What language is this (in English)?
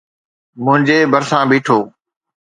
Sindhi